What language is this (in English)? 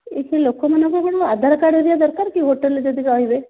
Odia